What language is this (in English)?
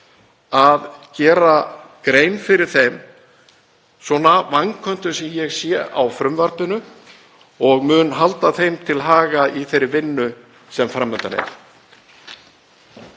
Icelandic